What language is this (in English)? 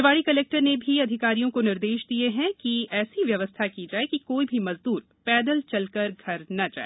Hindi